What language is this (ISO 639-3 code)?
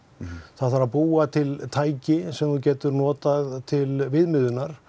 isl